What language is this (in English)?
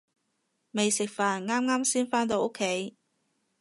Cantonese